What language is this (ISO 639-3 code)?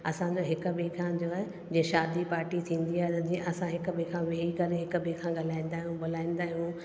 snd